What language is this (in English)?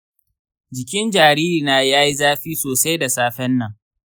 Hausa